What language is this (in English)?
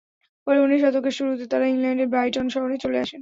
Bangla